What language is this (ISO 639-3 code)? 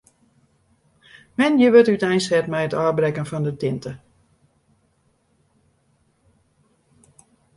fry